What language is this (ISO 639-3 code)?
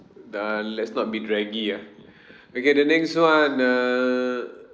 eng